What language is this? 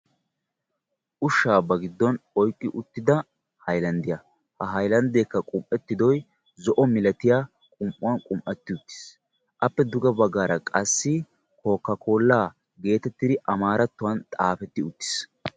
Wolaytta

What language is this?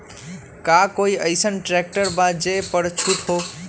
Magahi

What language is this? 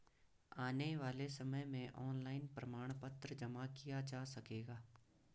Hindi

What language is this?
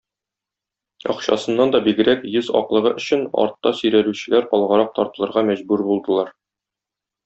Tatar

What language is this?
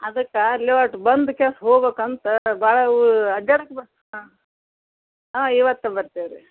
Kannada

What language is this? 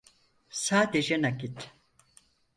Turkish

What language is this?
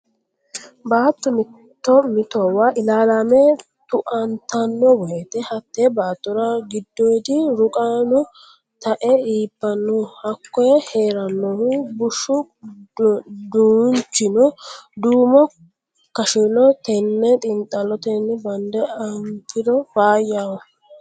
Sidamo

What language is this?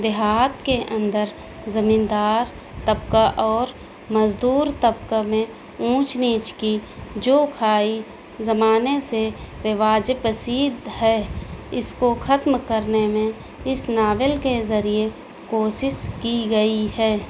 Urdu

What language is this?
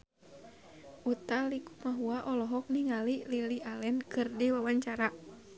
Sundanese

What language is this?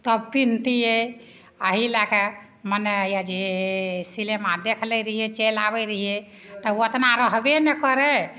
Maithili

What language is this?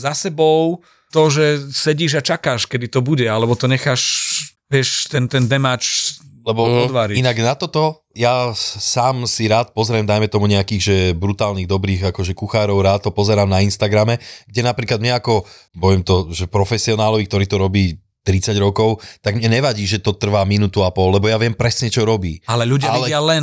Slovak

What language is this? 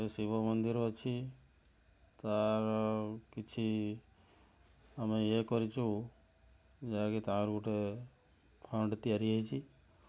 Odia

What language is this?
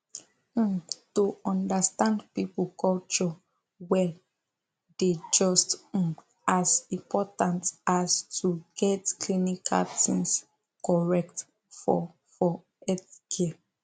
Nigerian Pidgin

